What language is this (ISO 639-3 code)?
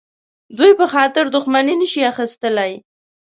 pus